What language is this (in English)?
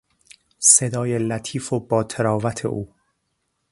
Persian